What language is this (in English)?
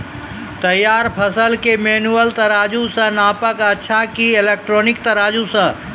Maithili